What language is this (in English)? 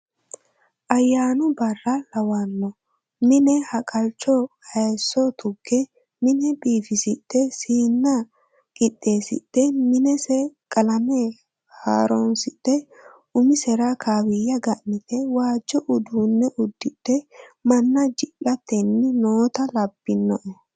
Sidamo